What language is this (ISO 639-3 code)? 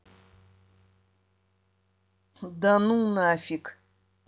rus